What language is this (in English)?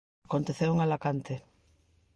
Galician